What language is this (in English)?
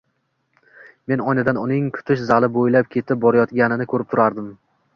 Uzbek